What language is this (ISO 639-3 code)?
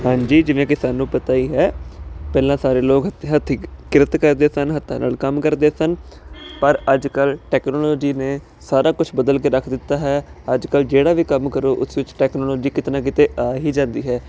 pan